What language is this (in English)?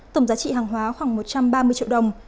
Vietnamese